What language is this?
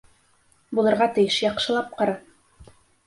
Bashkir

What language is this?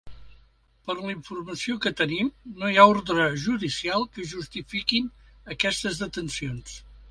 Catalan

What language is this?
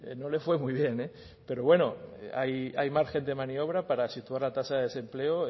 Spanish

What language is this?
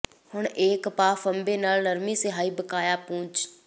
Punjabi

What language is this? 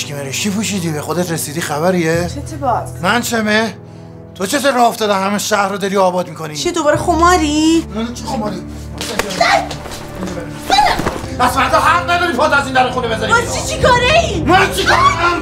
Persian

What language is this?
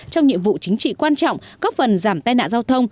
Vietnamese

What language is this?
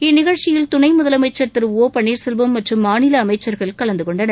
Tamil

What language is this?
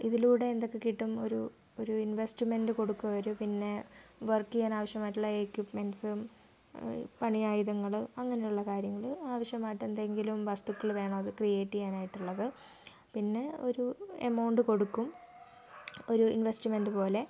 Malayalam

